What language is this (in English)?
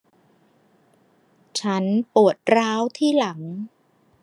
Thai